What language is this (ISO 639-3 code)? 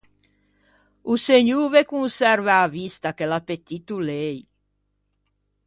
lij